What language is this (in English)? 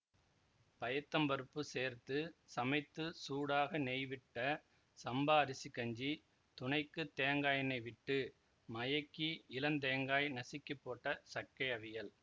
Tamil